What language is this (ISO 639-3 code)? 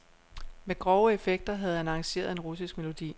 dan